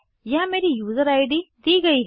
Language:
Hindi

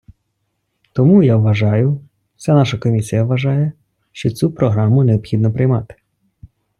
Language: Ukrainian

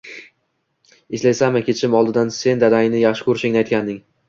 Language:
Uzbek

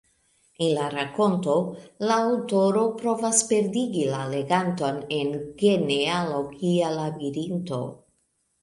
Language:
Esperanto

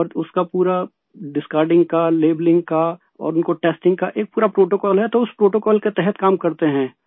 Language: Urdu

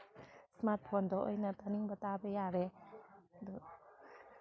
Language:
Manipuri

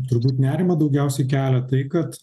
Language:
Lithuanian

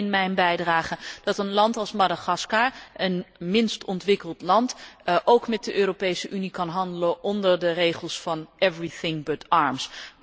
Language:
Dutch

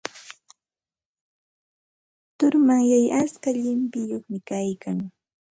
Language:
Santa Ana de Tusi Pasco Quechua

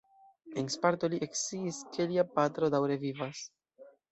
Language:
Esperanto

